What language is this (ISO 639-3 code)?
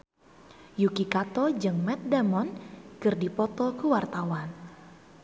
sun